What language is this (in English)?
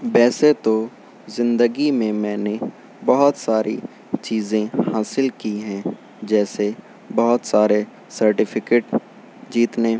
Urdu